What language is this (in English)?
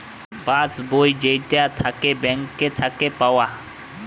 Bangla